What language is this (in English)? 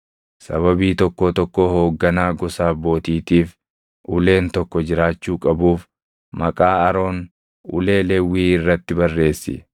Oromo